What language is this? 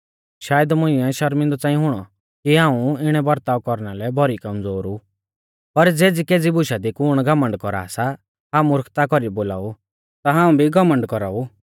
Mahasu Pahari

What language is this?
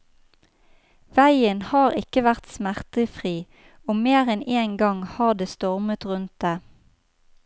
Norwegian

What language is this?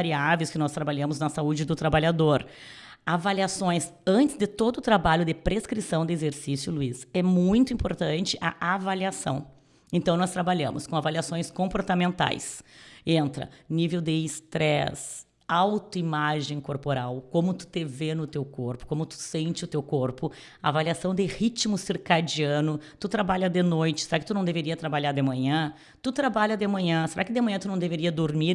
Portuguese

